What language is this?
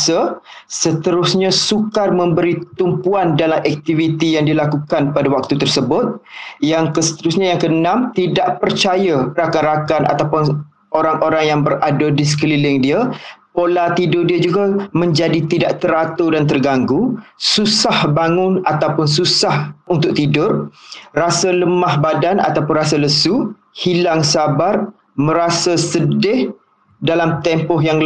Malay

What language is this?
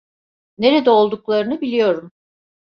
Turkish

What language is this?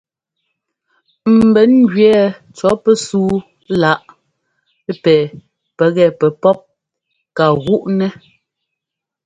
Ngomba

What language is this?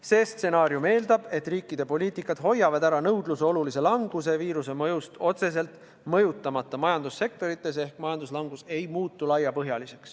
Estonian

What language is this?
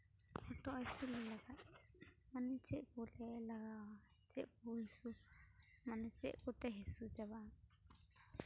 Santali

